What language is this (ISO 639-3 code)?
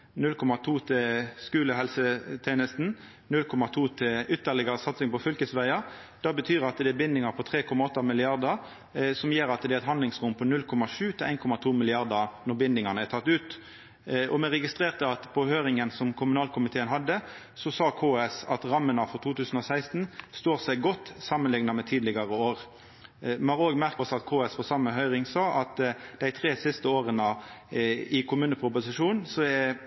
nno